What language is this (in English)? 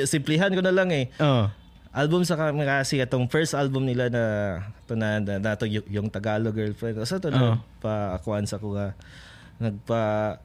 Filipino